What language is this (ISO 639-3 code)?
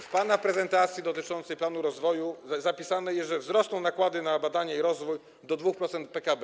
pol